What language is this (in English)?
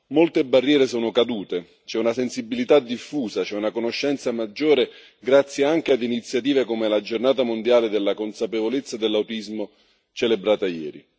Italian